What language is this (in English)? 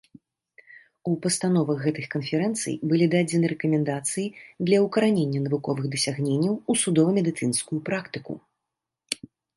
Belarusian